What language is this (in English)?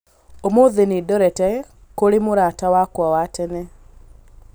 Kikuyu